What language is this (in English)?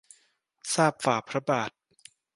Thai